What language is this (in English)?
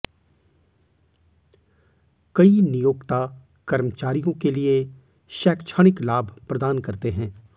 Hindi